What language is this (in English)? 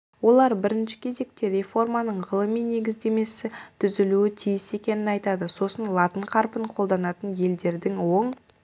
Kazakh